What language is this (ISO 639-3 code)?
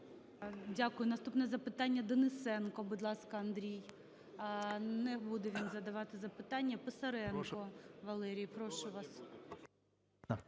ukr